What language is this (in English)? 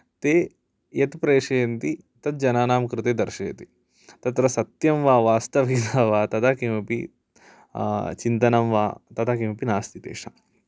Sanskrit